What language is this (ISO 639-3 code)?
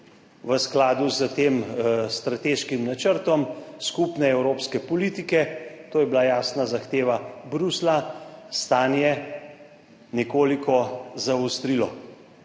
slv